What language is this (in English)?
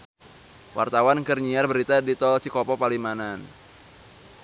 Sundanese